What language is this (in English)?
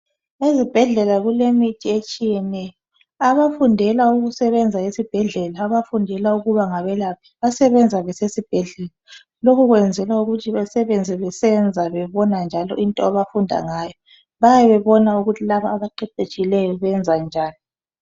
North Ndebele